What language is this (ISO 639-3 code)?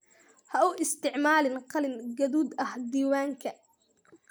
som